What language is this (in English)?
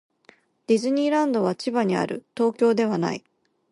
Japanese